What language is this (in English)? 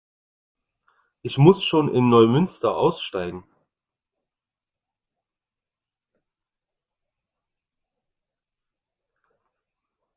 German